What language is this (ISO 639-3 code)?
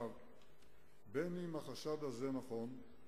heb